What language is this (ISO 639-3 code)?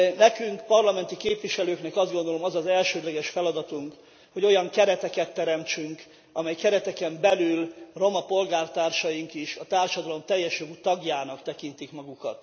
hun